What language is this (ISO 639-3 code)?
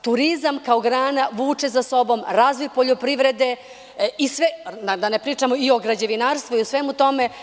srp